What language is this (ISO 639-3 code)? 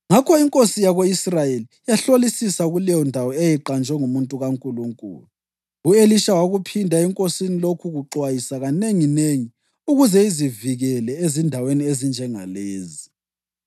nde